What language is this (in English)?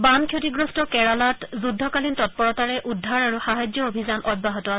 Assamese